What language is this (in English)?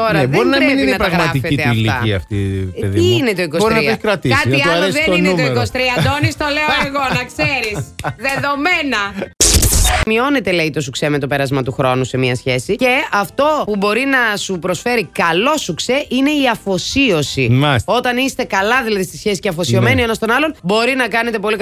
Greek